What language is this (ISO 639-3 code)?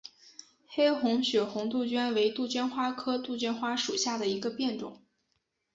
zho